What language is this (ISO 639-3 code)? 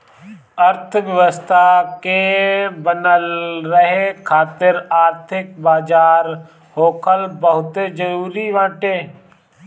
bho